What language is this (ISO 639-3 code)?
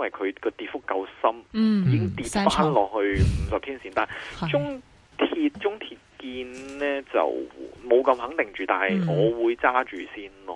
zho